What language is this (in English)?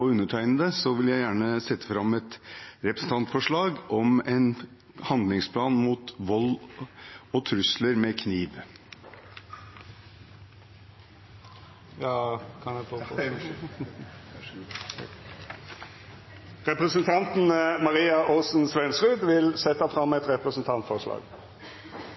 Norwegian